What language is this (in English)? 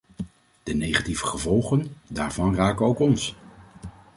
Dutch